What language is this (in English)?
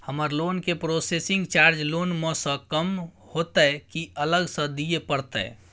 Maithili